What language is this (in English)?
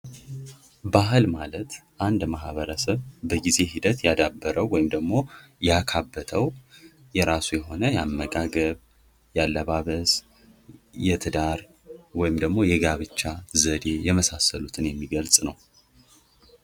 Amharic